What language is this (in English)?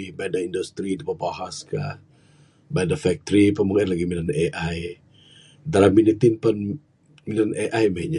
Bukar-Sadung Bidayuh